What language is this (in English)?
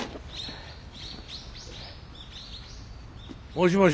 Japanese